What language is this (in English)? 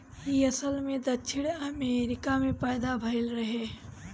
Bhojpuri